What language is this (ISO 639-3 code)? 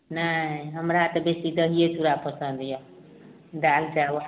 mai